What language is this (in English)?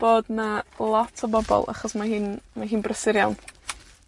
Welsh